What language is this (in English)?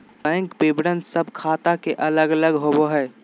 Magahi